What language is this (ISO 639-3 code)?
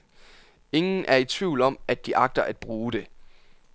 dan